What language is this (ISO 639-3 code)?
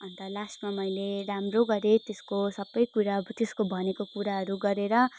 nep